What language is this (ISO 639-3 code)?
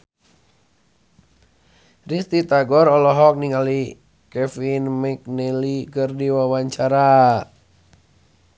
sun